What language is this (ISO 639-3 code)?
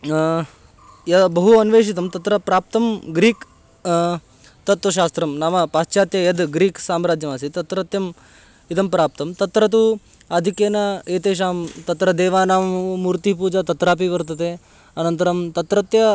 san